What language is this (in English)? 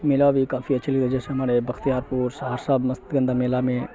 Urdu